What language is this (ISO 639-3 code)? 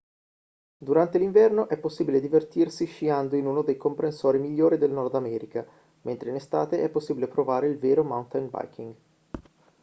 ita